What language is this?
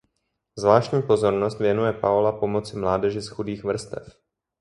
Czech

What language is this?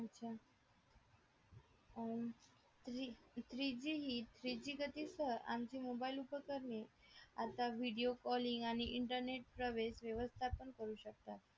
Marathi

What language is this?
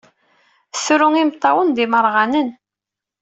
Kabyle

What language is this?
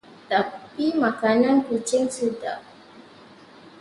Malay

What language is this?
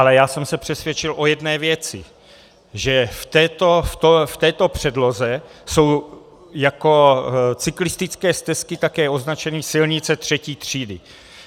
Czech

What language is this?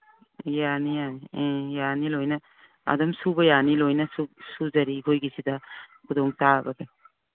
Manipuri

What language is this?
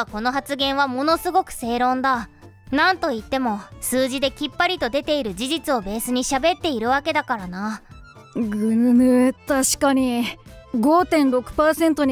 Japanese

